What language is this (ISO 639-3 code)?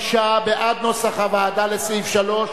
heb